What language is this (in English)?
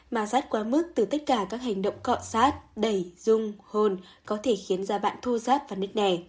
Vietnamese